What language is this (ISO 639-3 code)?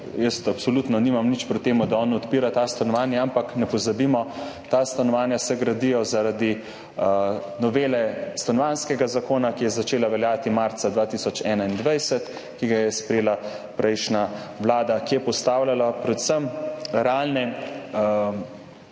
slv